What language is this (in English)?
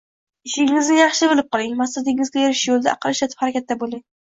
Uzbek